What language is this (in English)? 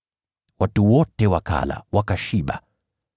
Swahili